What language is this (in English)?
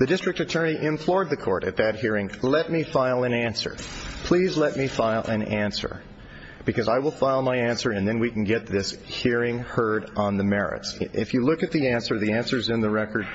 English